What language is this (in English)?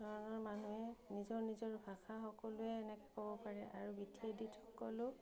Assamese